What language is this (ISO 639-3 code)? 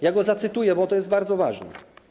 pol